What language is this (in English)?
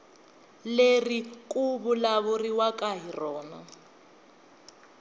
Tsonga